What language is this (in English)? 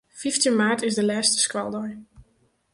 Western Frisian